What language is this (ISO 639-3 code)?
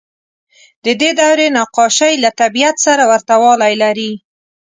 pus